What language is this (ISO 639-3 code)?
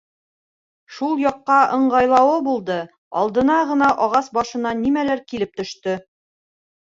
bak